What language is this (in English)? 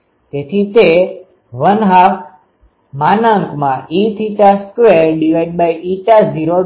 Gujarati